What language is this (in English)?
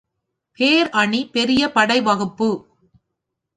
Tamil